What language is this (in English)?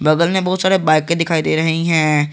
Hindi